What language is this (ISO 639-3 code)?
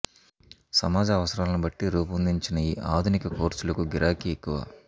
tel